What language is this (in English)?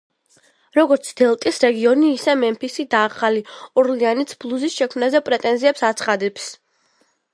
Georgian